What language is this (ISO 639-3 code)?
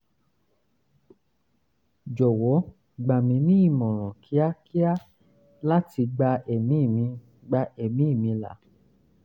yor